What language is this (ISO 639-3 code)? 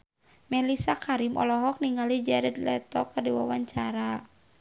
sun